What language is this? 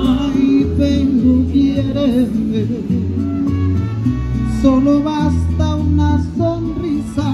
Spanish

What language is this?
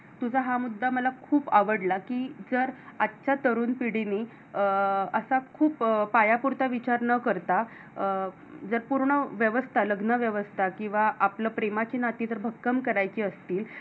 Marathi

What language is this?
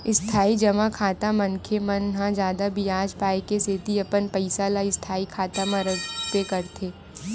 Chhattisgarhi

